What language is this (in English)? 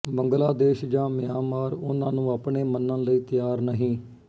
Punjabi